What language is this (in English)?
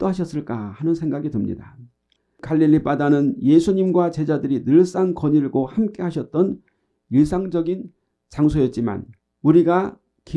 Korean